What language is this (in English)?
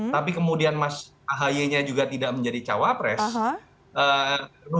Indonesian